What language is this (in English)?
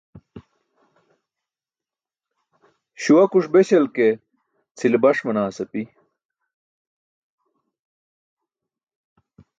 Burushaski